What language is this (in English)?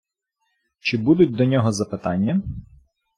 Ukrainian